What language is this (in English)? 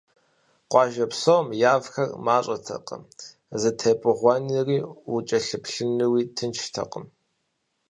Kabardian